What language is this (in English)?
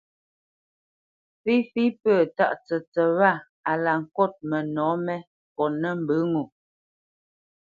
Bamenyam